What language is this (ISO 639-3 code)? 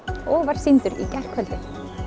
isl